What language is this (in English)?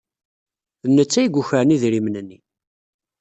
Kabyle